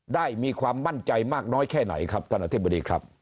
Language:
Thai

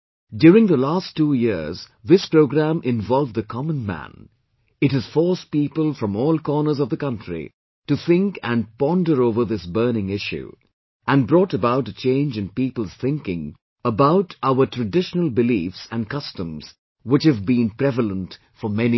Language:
English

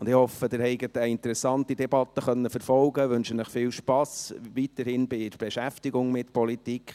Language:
Swiss German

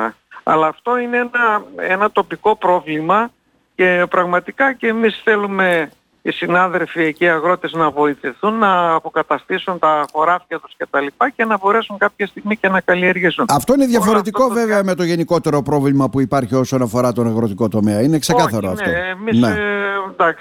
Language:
Greek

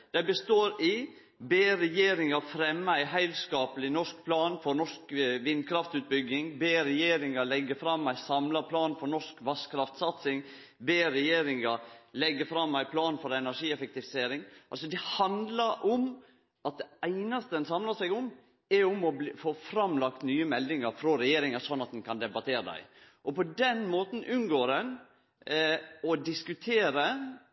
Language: Norwegian Nynorsk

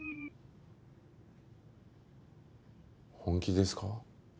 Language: Japanese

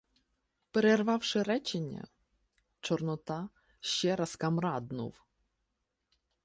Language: Ukrainian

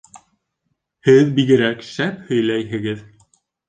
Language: Bashkir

